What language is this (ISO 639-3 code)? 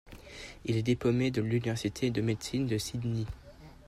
fra